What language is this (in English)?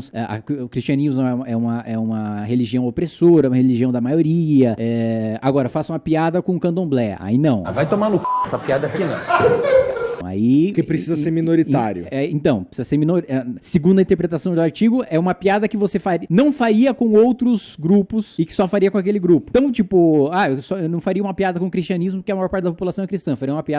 Portuguese